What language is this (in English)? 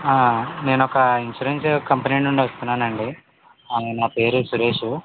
Telugu